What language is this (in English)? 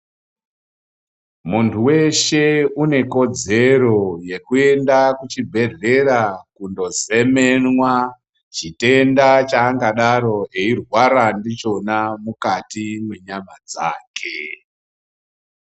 Ndau